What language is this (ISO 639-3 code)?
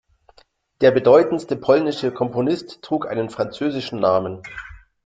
deu